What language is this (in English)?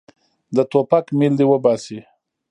Pashto